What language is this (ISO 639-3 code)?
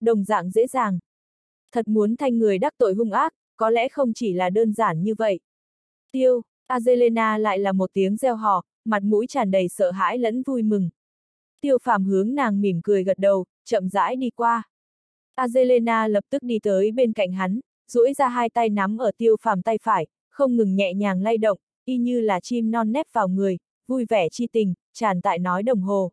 vie